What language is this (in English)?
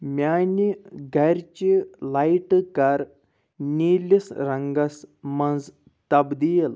Kashmiri